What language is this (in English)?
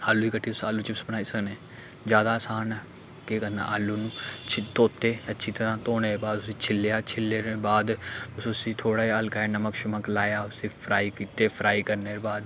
Dogri